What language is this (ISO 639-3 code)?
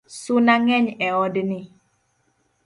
luo